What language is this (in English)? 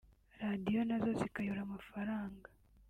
Kinyarwanda